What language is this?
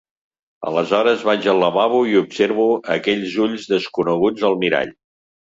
Catalan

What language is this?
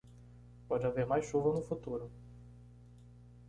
Portuguese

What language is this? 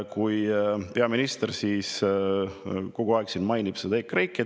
Estonian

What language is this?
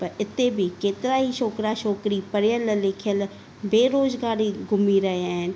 Sindhi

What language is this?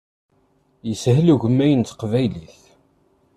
Kabyle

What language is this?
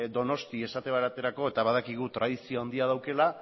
Basque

